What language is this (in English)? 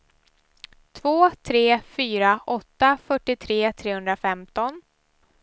Swedish